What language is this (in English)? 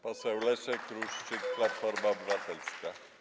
Polish